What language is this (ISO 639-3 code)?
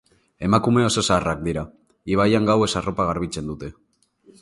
eus